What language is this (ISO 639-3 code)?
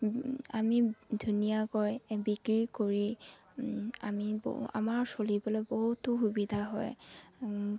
asm